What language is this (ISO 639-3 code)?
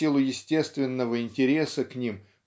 rus